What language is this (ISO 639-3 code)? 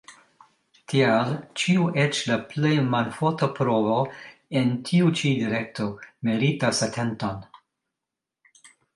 epo